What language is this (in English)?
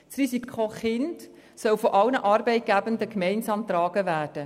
Swiss German